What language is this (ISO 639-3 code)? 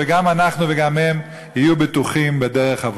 heb